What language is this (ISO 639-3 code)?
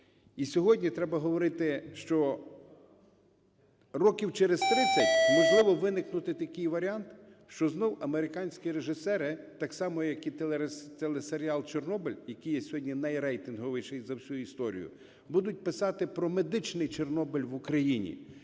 ukr